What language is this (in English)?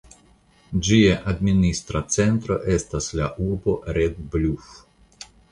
Esperanto